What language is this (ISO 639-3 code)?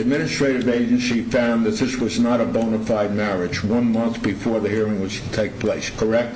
eng